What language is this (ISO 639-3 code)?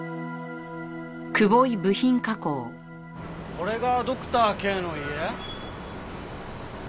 jpn